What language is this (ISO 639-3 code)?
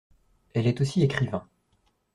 fra